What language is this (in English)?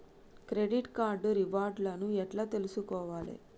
Telugu